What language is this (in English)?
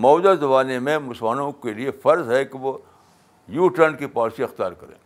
Urdu